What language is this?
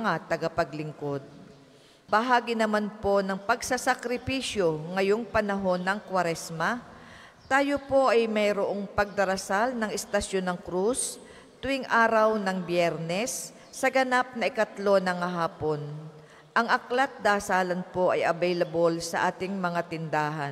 Filipino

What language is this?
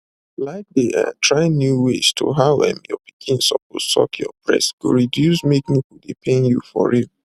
Nigerian Pidgin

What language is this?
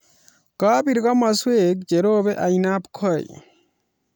Kalenjin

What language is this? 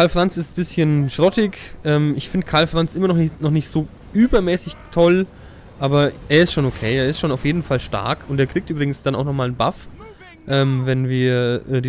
German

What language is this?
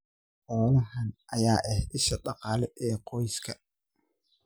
Somali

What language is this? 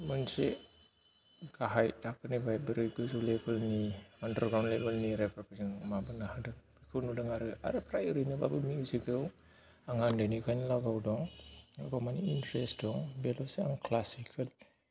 Bodo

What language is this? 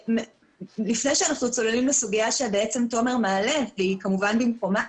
Hebrew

